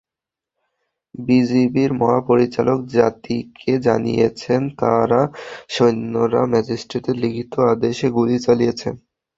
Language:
Bangla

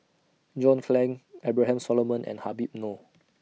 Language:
English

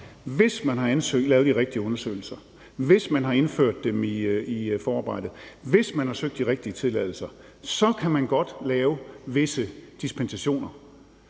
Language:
Danish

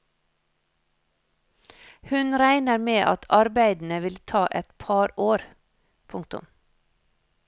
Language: Norwegian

